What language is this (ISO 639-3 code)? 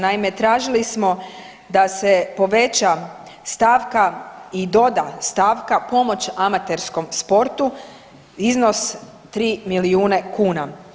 hrv